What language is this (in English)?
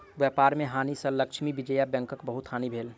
Maithili